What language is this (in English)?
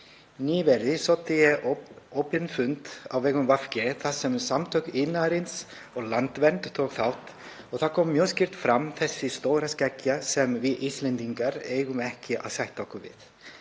Icelandic